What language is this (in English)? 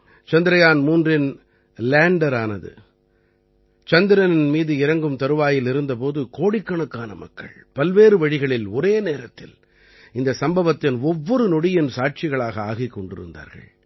Tamil